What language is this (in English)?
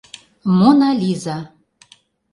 Mari